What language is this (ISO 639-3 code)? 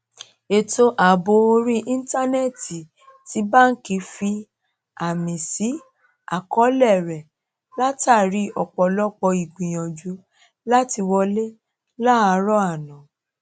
yor